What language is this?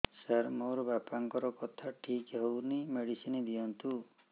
Odia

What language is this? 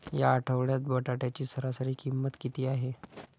Marathi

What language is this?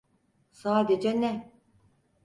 Turkish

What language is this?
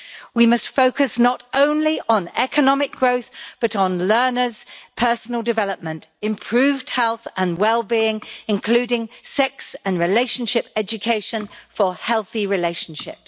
English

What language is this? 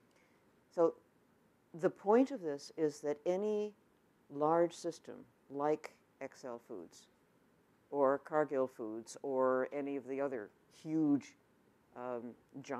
English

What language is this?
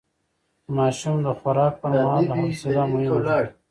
Pashto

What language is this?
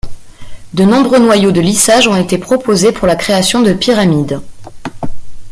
French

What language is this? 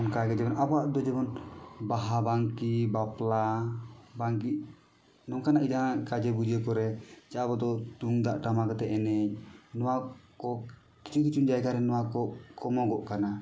Santali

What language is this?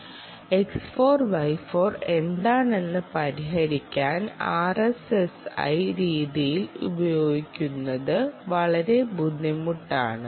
Malayalam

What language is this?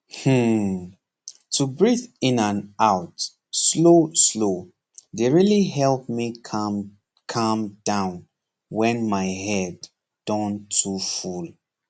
Nigerian Pidgin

